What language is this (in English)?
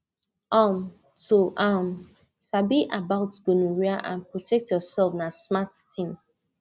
Nigerian Pidgin